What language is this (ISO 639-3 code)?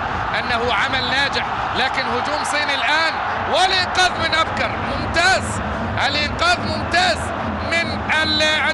ara